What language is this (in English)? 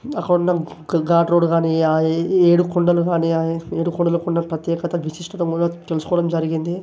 Telugu